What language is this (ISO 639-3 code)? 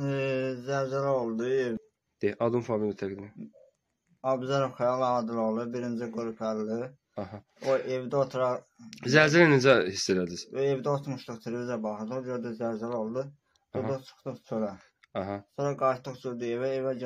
tur